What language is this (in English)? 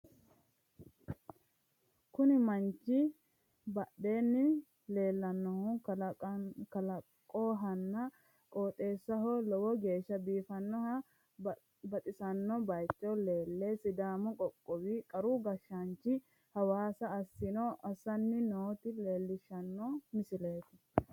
Sidamo